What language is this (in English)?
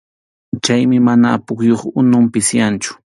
Arequipa-La Unión Quechua